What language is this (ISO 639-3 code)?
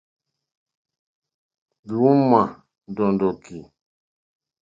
bri